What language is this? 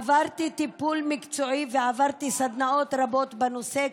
Hebrew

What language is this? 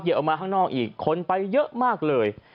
Thai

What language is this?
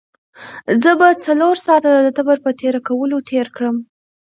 Pashto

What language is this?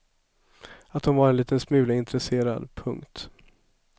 Swedish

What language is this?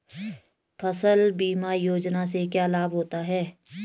Hindi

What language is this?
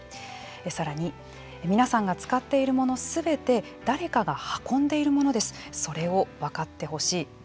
Japanese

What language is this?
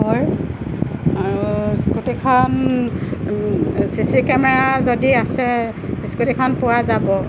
Assamese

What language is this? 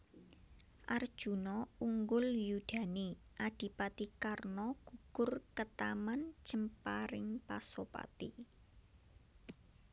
Javanese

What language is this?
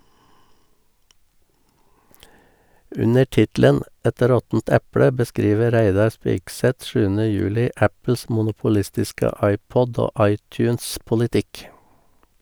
Norwegian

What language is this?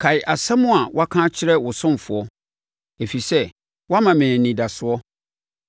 Akan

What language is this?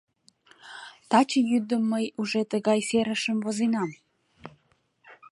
Mari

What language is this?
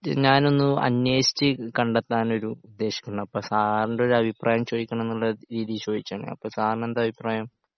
Malayalam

